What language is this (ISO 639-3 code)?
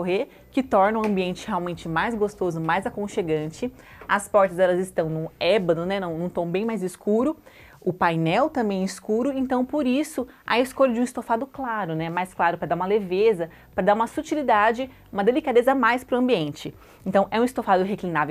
por